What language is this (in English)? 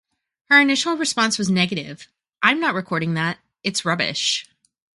English